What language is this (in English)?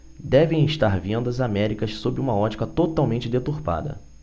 Portuguese